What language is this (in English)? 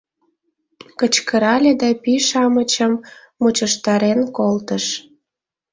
Mari